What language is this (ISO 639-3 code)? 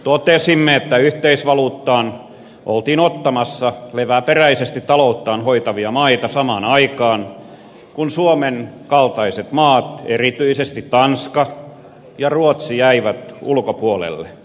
fin